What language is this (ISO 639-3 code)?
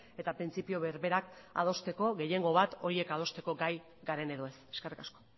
eus